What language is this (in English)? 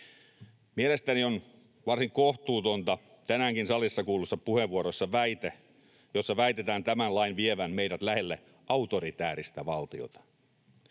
Finnish